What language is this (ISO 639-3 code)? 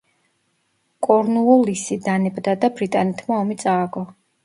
kat